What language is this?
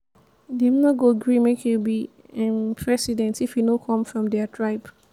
Nigerian Pidgin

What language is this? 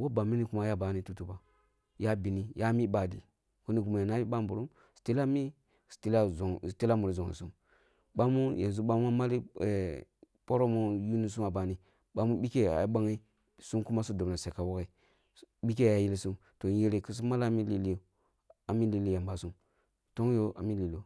Kulung (Nigeria)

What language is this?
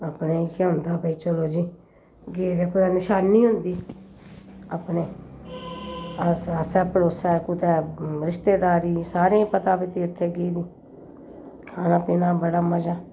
Dogri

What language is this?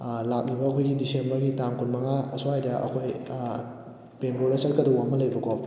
Manipuri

